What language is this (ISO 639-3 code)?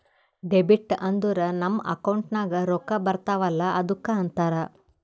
kan